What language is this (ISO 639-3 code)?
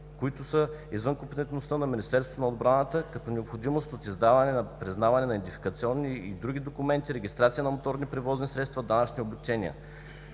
bul